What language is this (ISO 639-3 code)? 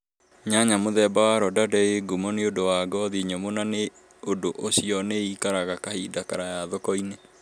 kik